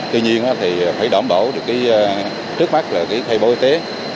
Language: Vietnamese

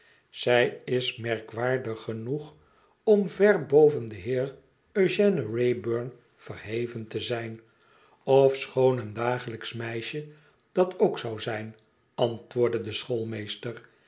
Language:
Dutch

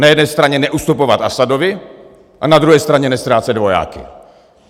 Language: Czech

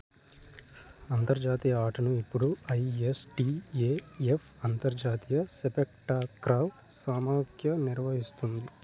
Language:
Telugu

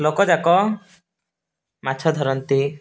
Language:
Odia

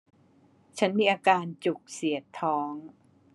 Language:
Thai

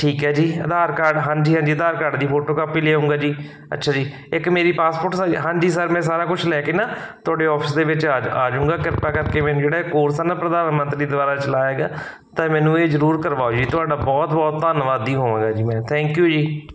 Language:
Punjabi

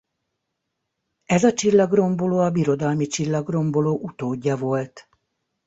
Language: Hungarian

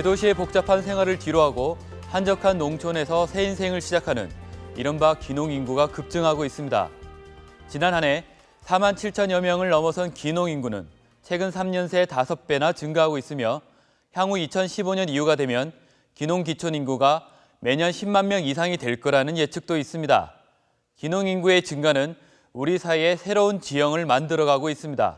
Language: Korean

